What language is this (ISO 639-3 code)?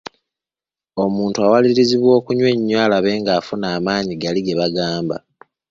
lug